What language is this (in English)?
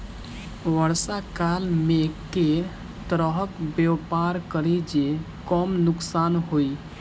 Maithili